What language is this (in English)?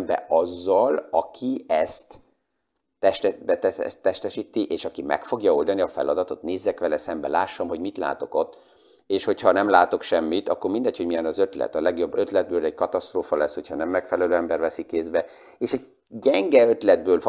Hungarian